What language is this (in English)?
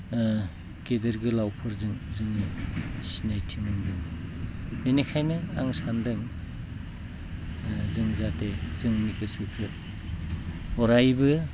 Bodo